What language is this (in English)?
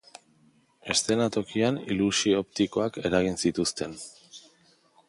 Basque